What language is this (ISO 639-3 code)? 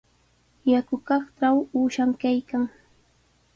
qws